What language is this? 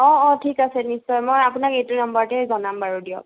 Assamese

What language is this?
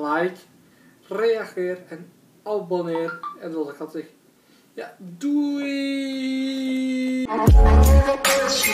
Dutch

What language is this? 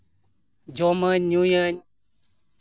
Santali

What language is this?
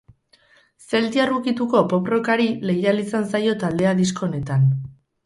Basque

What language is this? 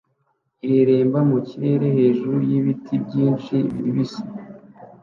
Kinyarwanda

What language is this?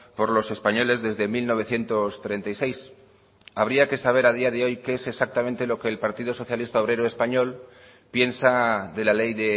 Spanish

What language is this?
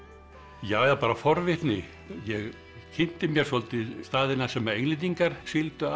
Icelandic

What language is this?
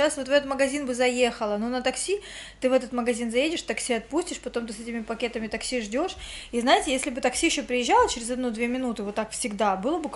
Russian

